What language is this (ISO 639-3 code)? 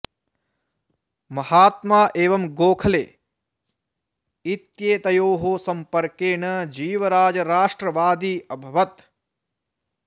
san